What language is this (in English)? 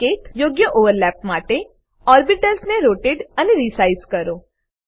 Gujarati